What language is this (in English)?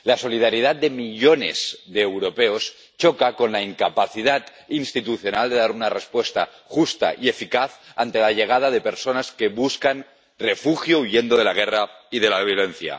Spanish